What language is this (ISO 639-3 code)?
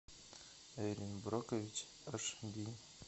rus